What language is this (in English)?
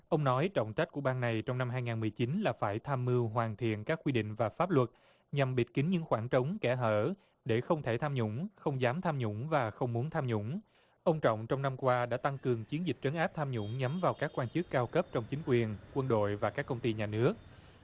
Vietnamese